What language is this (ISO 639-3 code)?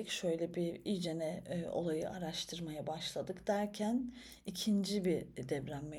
tur